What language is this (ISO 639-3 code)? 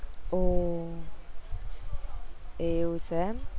guj